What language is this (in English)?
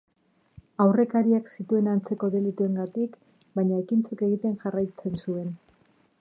Basque